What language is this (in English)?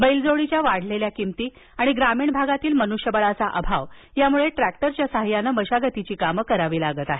Marathi